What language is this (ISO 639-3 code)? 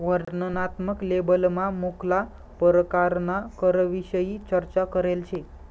mar